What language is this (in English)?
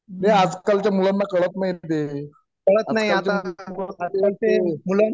Marathi